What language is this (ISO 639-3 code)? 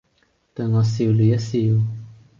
yue